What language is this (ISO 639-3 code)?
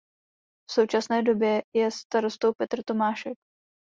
ces